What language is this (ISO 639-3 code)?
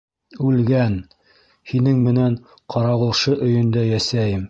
bak